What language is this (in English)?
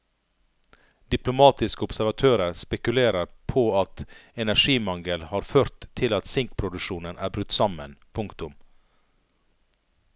Norwegian